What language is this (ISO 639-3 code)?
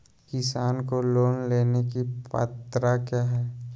mag